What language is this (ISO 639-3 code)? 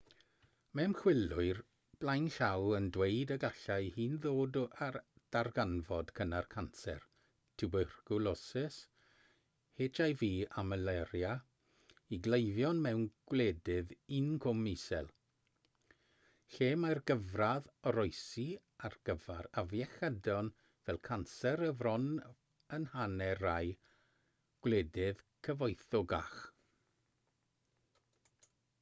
cym